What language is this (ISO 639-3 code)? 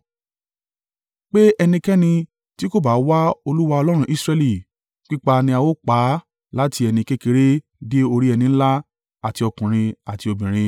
yor